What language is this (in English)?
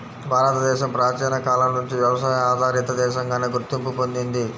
Telugu